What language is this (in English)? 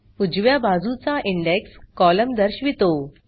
Marathi